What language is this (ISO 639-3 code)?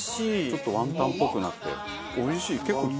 jpn